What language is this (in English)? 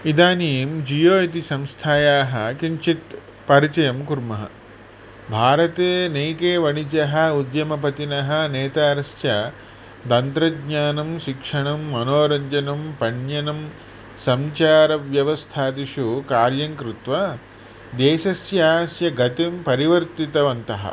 Sanskrit